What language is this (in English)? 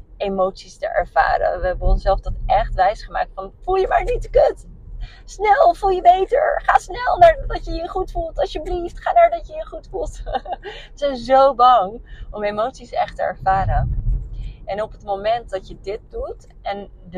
Dutch